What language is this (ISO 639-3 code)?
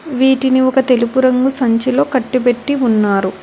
tel